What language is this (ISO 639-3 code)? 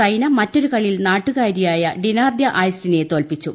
mal